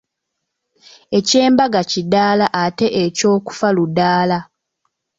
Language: Ganda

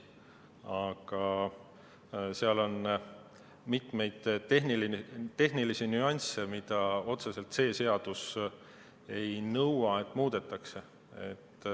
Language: Estonian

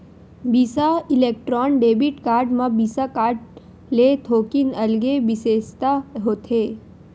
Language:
Chhattisgarhi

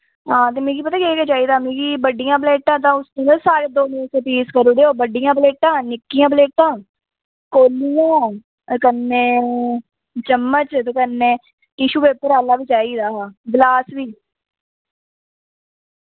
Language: Dogri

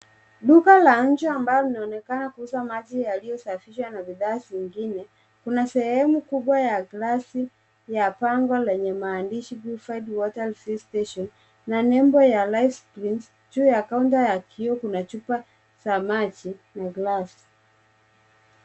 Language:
Swahili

